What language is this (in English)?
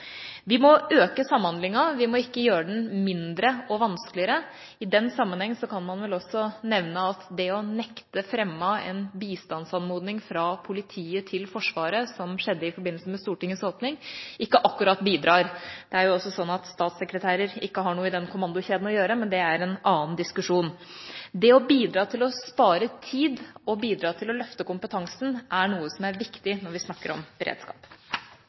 Norwegian Bokmål